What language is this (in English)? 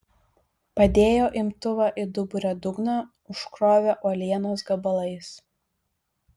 Lithuanian